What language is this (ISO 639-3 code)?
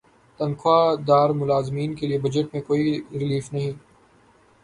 urd